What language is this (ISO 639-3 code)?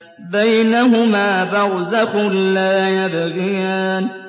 ara